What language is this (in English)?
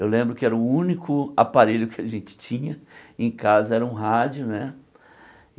Portuguese